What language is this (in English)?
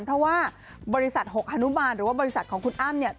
Thai